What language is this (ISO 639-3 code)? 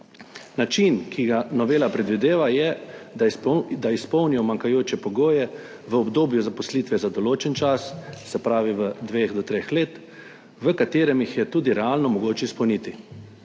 slv